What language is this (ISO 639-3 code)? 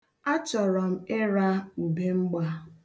ibo